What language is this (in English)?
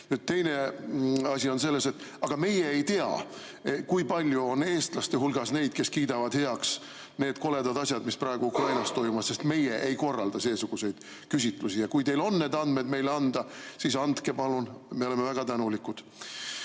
Estonian